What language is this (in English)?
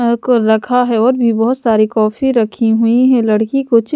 Hindi